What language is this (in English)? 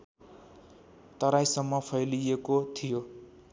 Nepali